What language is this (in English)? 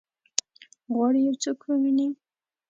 Pashto